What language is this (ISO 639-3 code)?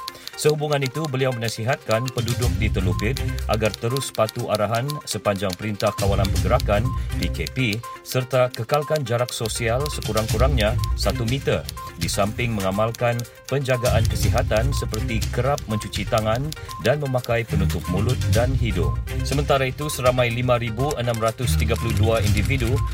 msa